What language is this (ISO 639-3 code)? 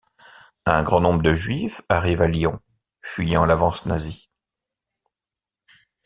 fra